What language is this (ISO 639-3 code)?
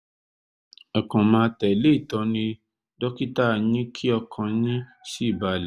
yor